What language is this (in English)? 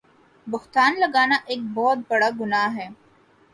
Urdu